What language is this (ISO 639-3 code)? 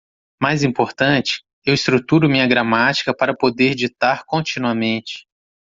por